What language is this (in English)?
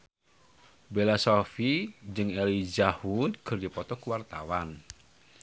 Sundanese